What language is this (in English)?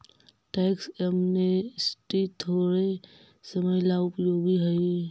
Magahi